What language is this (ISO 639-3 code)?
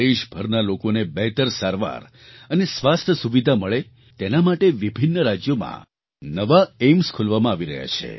guj